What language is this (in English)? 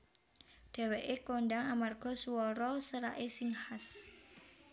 Javanese